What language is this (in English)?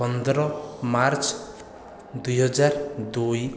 Odia